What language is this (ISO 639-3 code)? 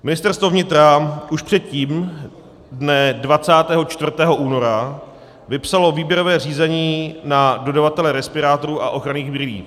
ces